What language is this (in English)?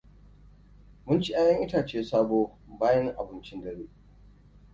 Hausa